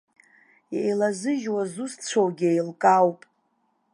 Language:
Abkhazian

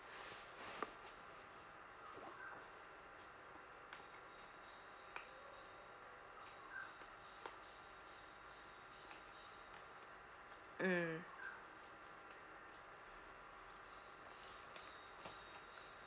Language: English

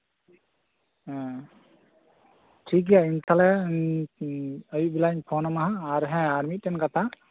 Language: Santali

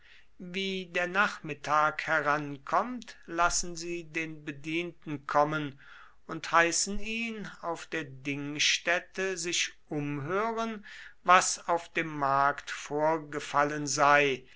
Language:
German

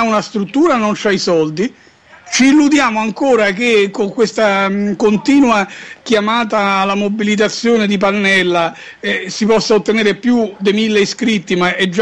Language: Italian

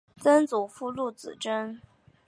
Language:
Chinese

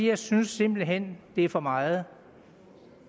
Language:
Danish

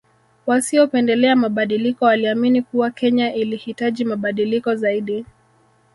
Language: Swahili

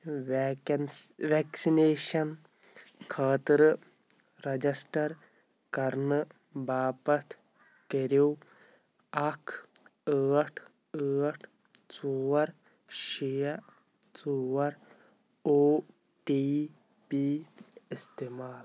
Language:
Kashmiri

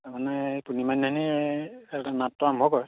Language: Assamese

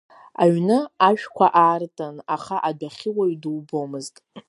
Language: Abkhazian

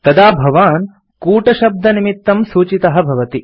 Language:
Sanskrit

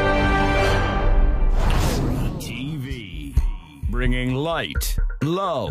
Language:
Urdu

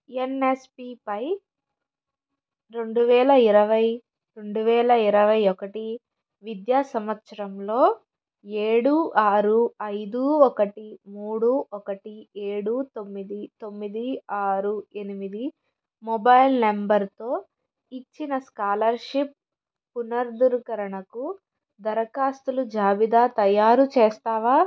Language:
Telugu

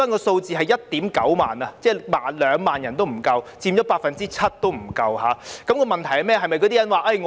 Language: Cantonese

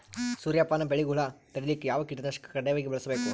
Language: Kannada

